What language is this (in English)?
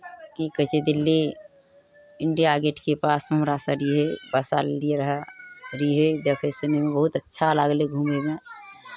Maithili